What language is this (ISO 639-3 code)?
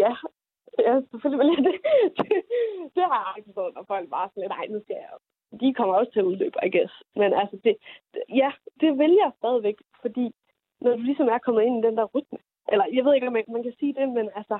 dan